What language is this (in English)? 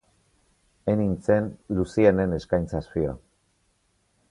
Basque